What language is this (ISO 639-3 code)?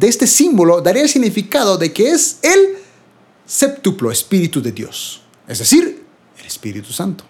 spa